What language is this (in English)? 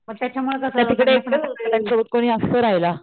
Marathi